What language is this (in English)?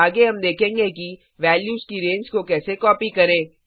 Hindi